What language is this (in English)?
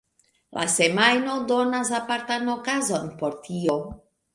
Esperanto